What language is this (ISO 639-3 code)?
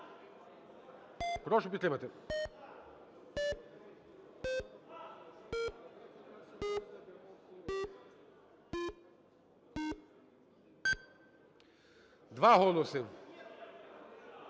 ukr